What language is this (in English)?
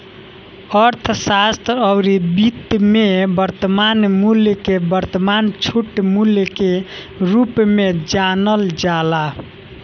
Bhojpuri